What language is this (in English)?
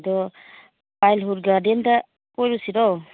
Manipuri